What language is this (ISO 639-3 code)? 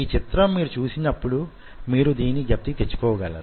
tel